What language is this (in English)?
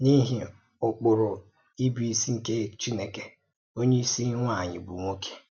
Igbo